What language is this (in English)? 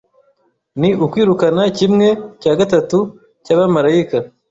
Kinyarwanda